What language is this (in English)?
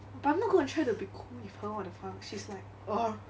English